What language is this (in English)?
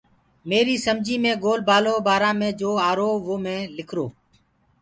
Gurgula